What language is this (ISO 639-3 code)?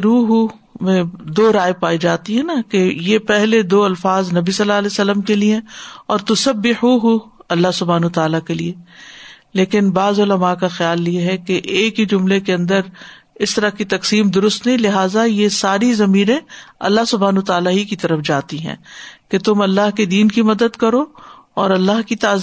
urd